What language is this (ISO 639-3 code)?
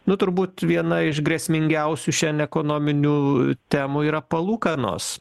lit